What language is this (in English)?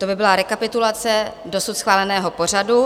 Czech